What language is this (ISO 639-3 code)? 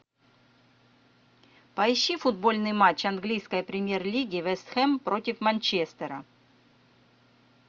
rus